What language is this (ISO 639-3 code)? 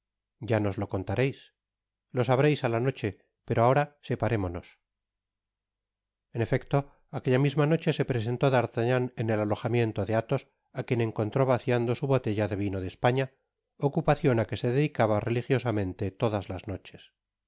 spa